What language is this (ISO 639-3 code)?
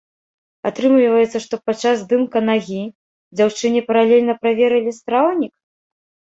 bel